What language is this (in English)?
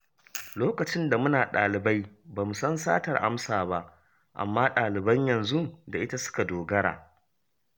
Hausa